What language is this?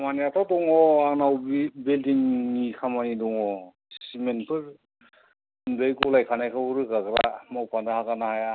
Bodo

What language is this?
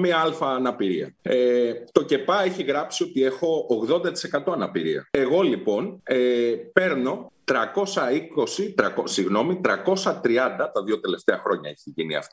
Greek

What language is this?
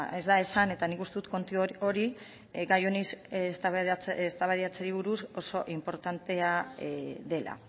Basque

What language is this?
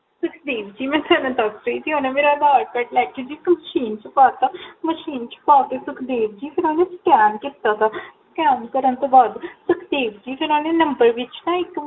Punjabi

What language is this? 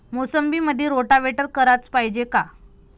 Marathi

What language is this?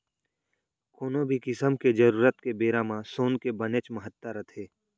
Chhattisgarhi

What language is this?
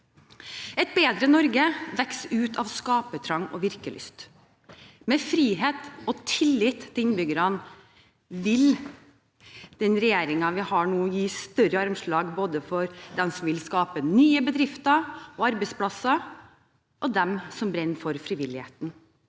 Norwegian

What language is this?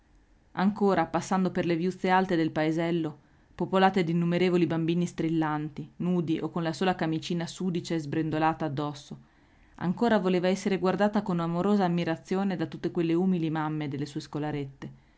Italian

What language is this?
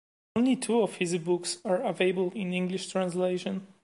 English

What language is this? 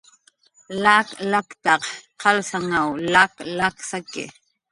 Jaqaru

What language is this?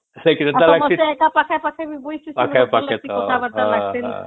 Odia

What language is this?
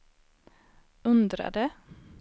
Swedish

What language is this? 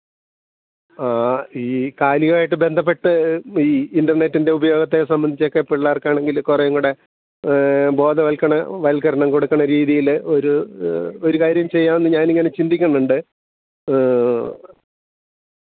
Malayalam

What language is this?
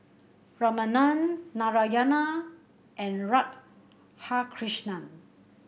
English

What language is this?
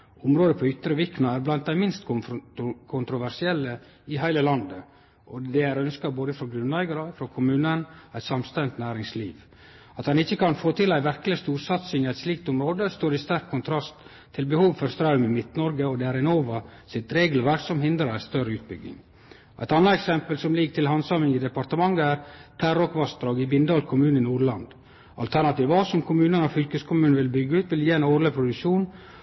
Norwegian Nynorsk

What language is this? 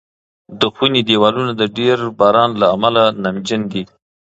Pashto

